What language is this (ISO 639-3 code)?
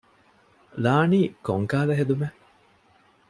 div